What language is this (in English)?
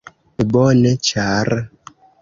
Esperanto